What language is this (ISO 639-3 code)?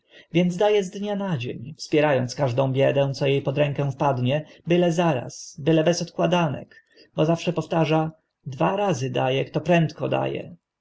pol